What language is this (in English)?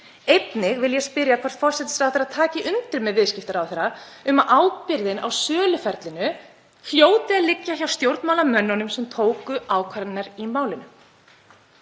Icelandic